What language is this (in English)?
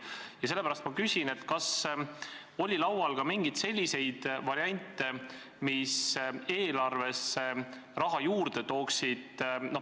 Estonian